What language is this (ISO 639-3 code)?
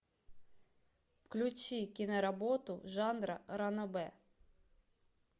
rus